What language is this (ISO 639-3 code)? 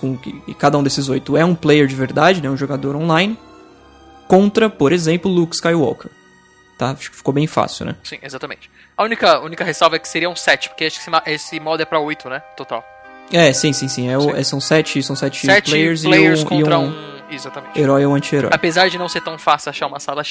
por